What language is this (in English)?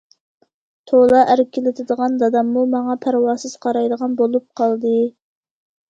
Uyghur